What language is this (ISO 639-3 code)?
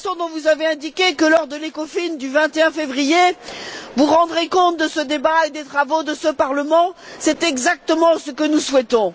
fra